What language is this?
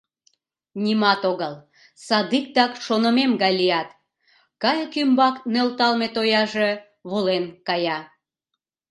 Mari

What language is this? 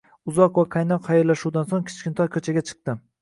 Uzbek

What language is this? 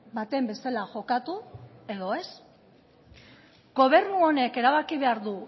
Basque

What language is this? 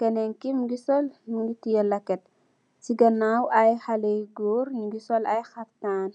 Wolof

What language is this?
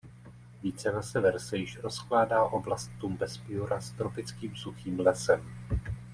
Czech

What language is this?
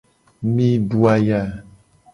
Gen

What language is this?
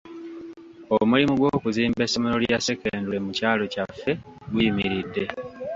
Ganda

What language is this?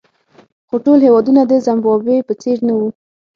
Pashto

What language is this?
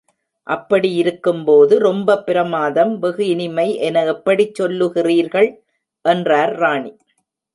Tamil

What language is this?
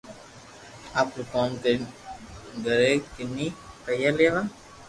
Loarki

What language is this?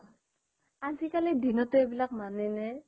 Assamese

